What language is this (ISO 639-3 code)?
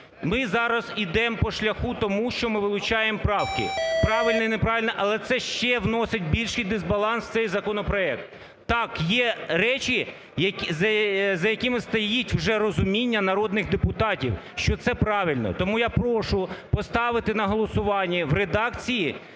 ukr